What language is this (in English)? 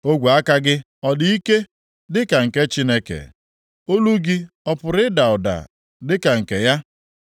Igbo